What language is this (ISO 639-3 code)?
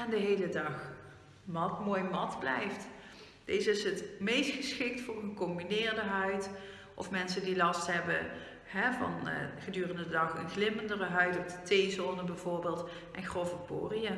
nld